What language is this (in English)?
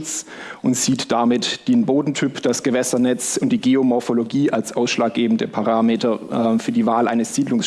German